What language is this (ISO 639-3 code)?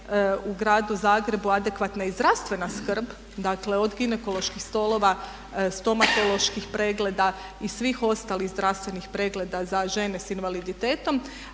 hrv